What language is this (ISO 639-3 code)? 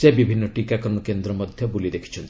ori